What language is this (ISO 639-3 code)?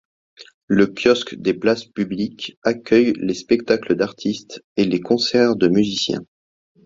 fra